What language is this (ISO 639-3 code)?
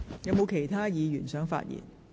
yue